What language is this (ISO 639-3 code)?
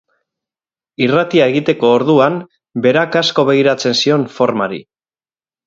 eus